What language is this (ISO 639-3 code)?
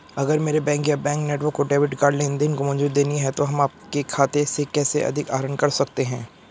hin